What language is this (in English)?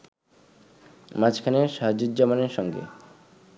Bangla